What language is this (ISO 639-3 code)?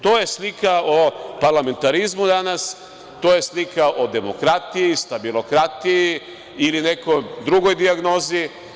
srp